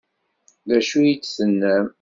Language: Kabyle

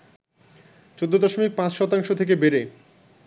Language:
Bangla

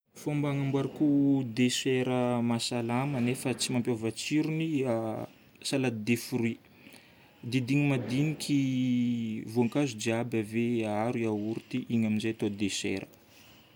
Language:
Northern Betsimisaraka Malagasy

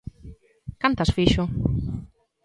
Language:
Galician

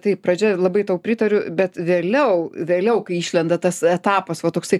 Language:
Lithuanian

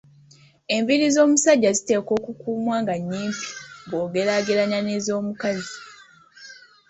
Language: Ganda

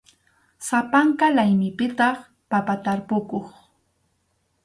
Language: Arequipa-La Unión Quechua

